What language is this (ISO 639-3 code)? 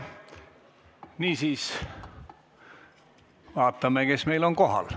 est